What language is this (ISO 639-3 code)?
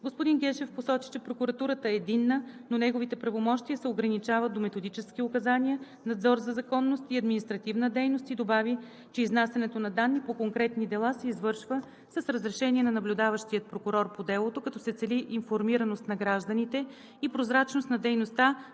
bul